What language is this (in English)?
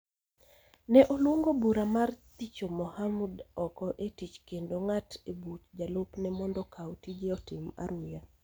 Luo (Kenya and Tanzania)